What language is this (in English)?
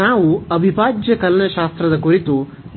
Kannada